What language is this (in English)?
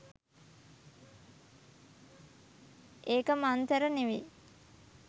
Sinhala